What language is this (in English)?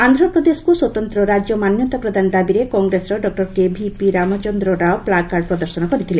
Odia